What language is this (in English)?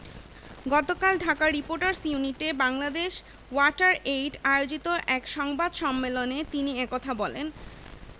Bangla